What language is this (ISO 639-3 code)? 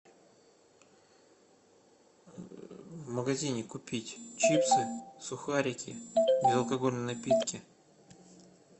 rus